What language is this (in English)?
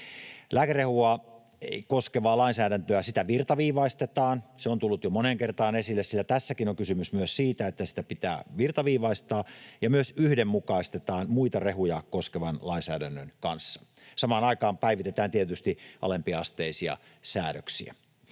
Finnish